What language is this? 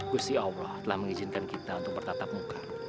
Indonesian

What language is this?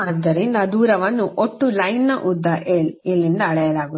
Kannada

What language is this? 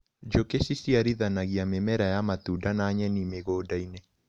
Kikuyu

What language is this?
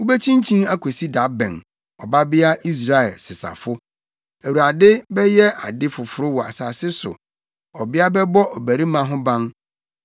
Akan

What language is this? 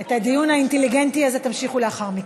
Hebrew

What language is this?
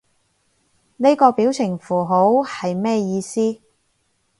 Cantonese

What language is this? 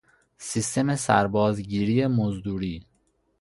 Persian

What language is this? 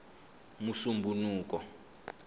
Tsonga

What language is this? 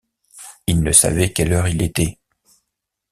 French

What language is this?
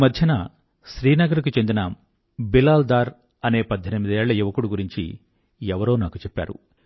Telugu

